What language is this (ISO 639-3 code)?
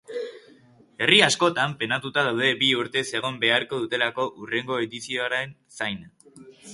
eus